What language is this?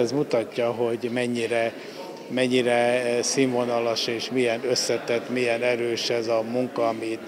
Hungarian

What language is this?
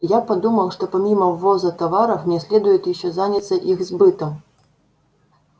Russian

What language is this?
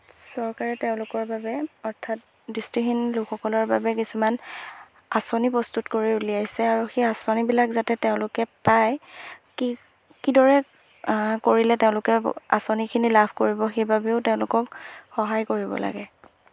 Assamese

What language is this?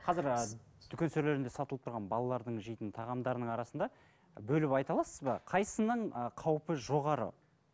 Kazakh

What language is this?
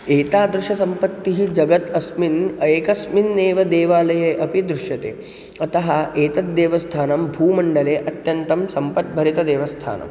Sanskrit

